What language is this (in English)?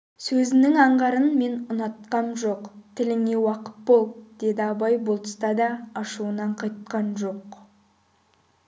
Kazakh